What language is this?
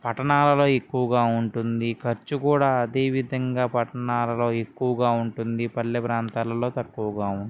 Telugu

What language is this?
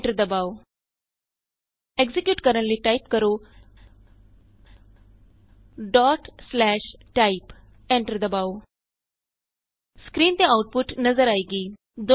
Punjabi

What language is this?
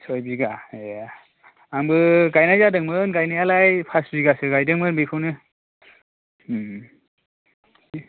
Bodo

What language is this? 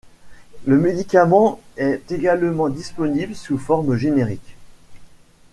French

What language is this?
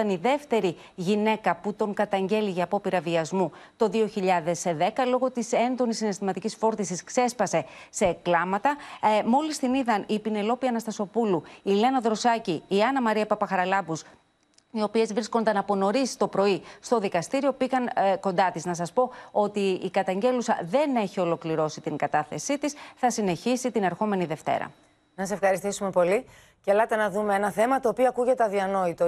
Greek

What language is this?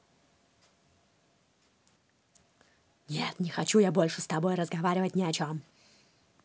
Russian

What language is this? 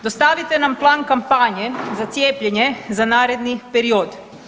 Croatian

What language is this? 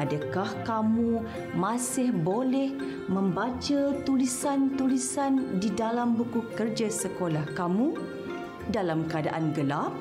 Malay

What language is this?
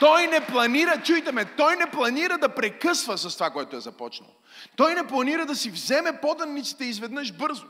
Bulgarian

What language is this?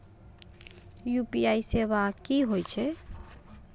Maithili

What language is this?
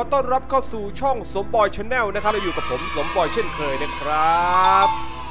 Thai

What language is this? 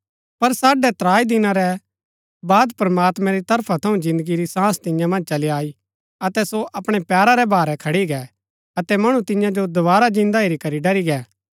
Gaddi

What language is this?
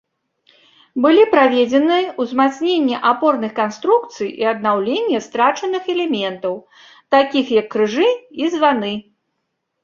Belarusian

